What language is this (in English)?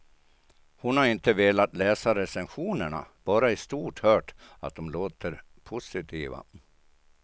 Swedish